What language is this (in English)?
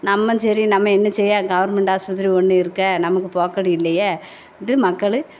Tamil